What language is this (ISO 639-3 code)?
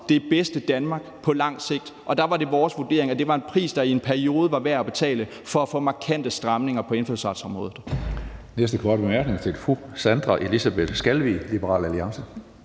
dan